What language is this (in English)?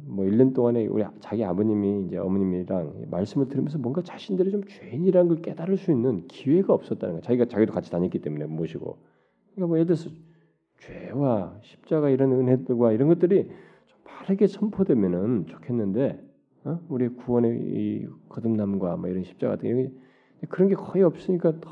Korean